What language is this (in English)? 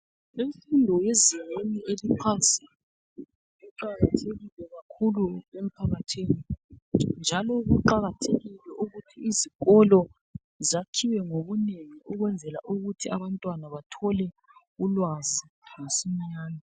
North Ndebele